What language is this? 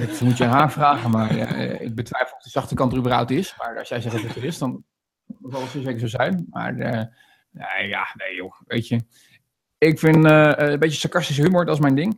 Dutch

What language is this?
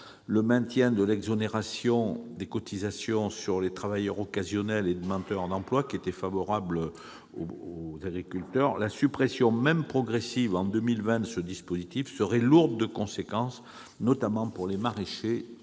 French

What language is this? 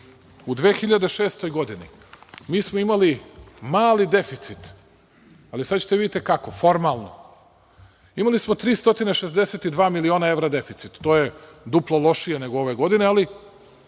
Serbian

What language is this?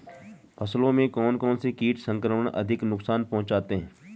Hindi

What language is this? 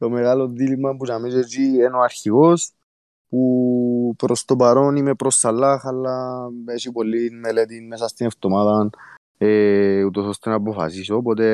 Greek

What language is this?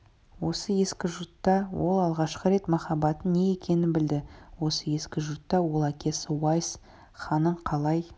Kazakh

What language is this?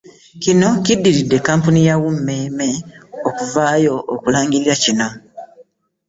Ganda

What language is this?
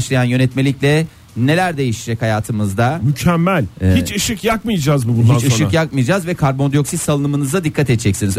Turkish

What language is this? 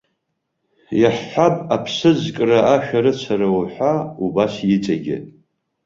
Abkhazian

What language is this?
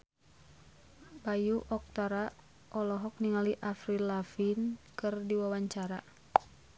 Sundanese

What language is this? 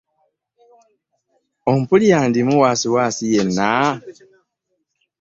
Ganda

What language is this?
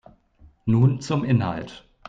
German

